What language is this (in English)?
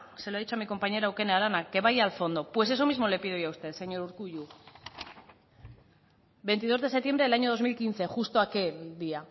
Spanish